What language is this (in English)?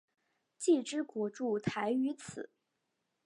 Chinese